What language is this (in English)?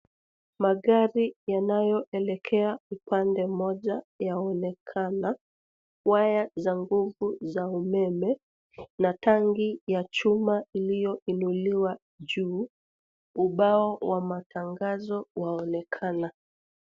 Swahili